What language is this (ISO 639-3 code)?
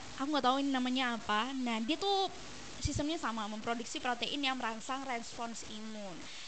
ind